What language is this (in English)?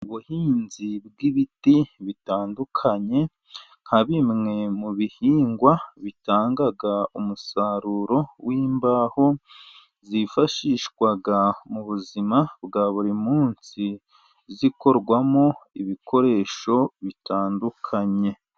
Kinyarwanda